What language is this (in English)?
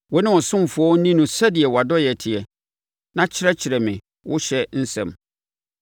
Akan